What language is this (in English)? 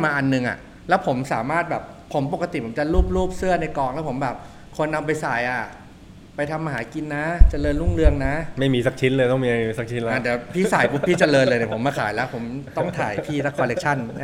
Thai